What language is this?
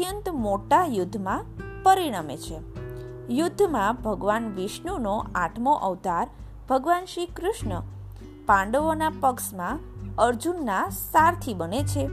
Gujarati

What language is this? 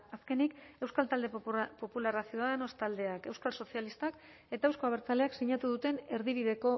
Basque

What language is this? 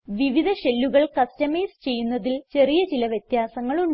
Malayalam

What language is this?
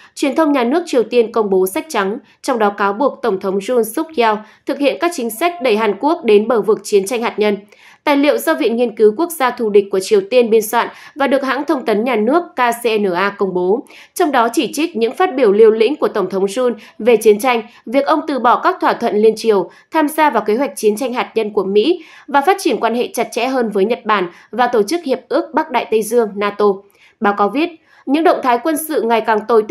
Vietnamese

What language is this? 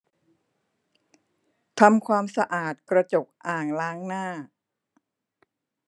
Thai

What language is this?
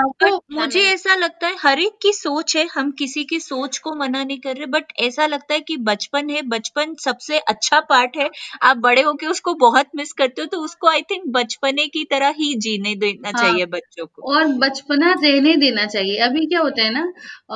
Hindi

